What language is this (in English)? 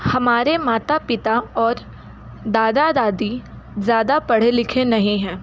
Hindi